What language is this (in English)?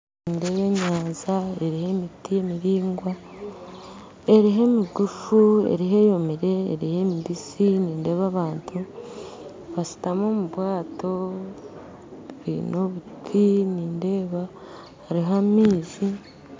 Nyankole